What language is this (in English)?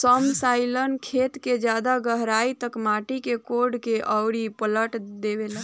Bhojpuri